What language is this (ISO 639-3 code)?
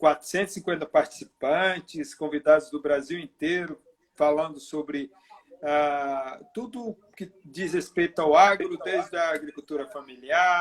por